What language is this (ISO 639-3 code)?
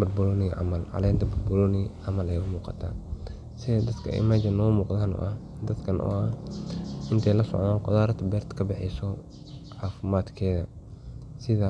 som